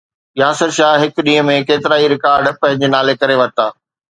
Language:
Sindhi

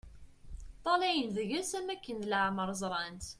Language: Kabyle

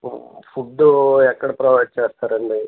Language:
Telugu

